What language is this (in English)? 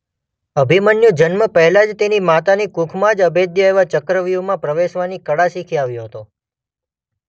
Gujarati